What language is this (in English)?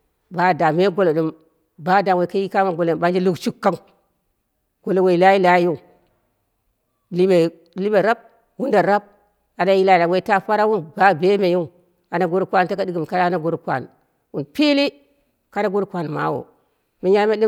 Dera (Nigeria)